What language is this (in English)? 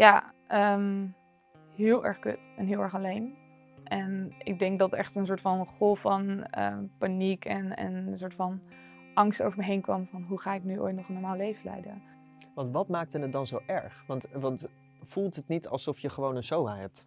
Dutch